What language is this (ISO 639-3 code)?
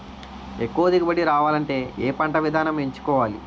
tel